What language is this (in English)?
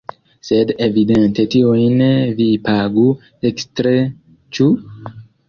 Esperanto